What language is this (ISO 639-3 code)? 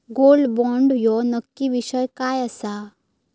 mar